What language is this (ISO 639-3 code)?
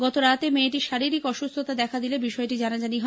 ben